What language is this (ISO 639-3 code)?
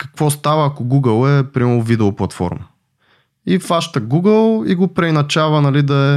bul